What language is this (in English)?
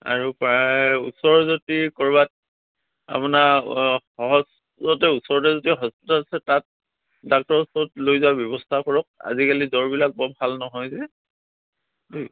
Assamese